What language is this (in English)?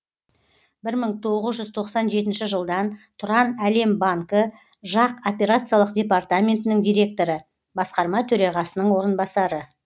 Kazakh